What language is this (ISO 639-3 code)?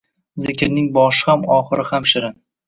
uzb